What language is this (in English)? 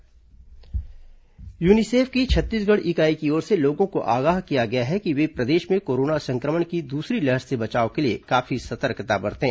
Hindi